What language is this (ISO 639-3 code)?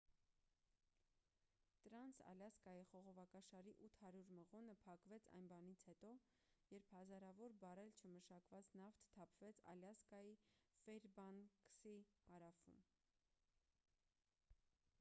hye